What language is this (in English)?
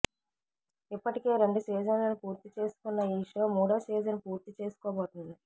Telugu